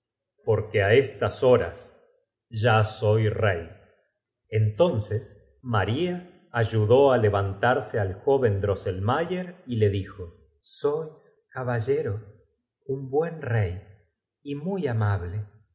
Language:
Spanish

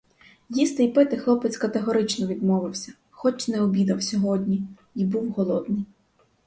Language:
Ukrainian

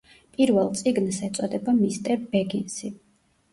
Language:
Georgian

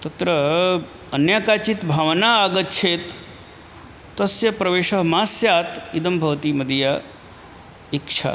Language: Sanskrit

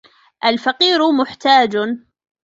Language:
Arabic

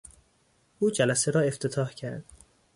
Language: Persian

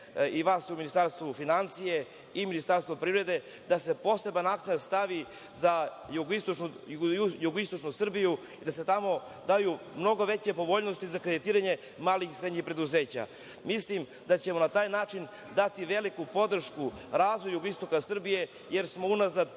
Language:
Serbian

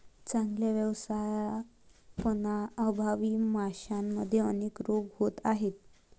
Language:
Marathi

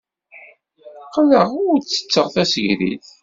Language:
Kabyle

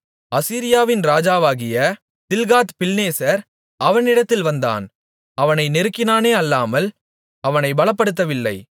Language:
Tamil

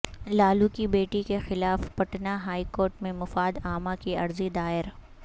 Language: Urdu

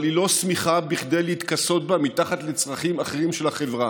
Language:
Hebrew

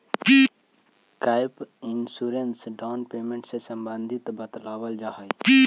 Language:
Magahi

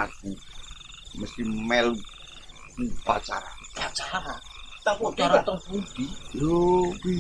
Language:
Indonesian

